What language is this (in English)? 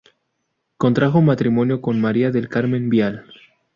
Spanish